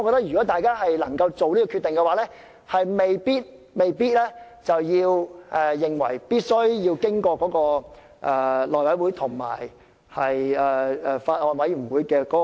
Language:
Cantonese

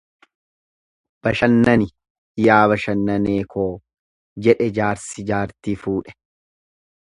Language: Oromo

